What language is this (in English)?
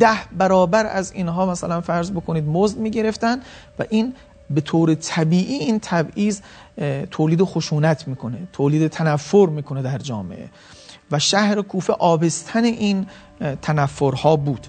Persian